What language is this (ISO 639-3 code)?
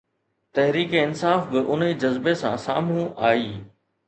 snd